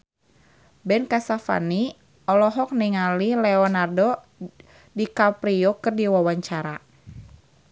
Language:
Sundanese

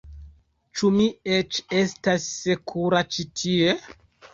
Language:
Esperanto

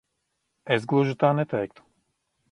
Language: Latvian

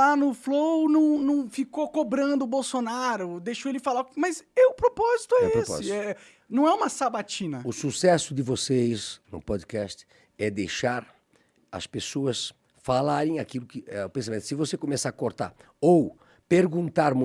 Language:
Portuguese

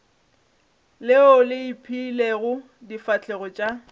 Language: Northern Sotho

